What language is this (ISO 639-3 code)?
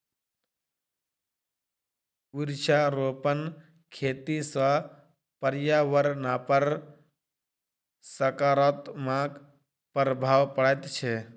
mai